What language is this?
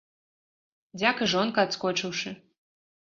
Belarusian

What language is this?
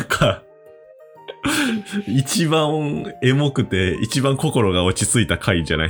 Japanese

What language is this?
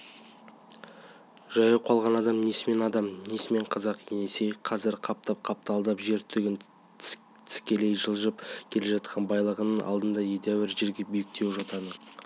Kazakh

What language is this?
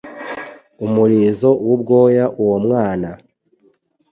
Kinyarwanda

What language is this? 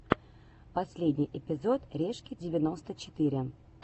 Russian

